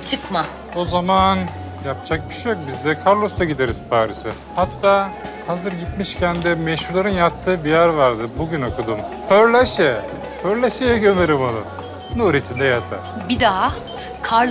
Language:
Turkish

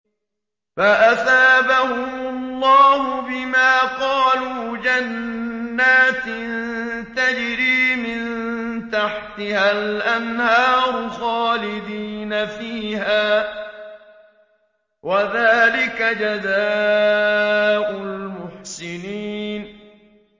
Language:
Arabic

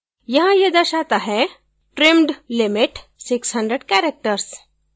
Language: Hindi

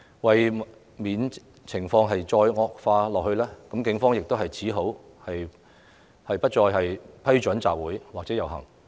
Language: Cantonese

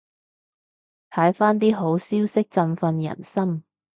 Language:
Cantonese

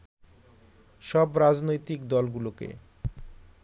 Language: Bangla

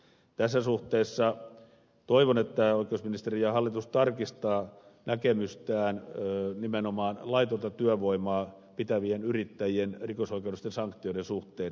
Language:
Finnish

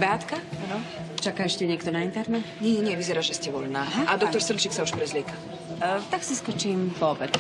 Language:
Czech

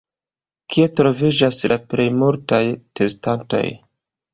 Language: Esperanto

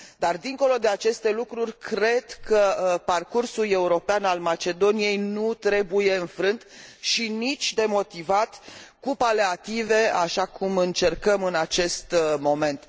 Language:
Romanian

